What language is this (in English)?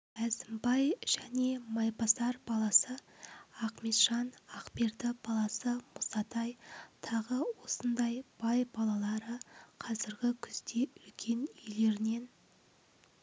Kazakh